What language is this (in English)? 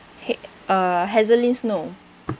English